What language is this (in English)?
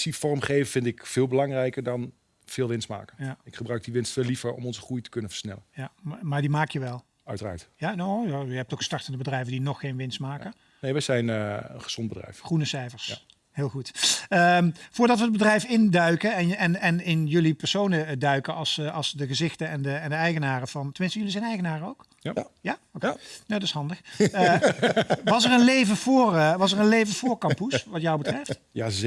Dutch